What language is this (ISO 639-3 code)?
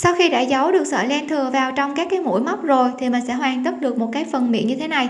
vie